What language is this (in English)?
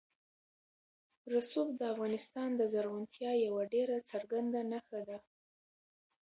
Pashto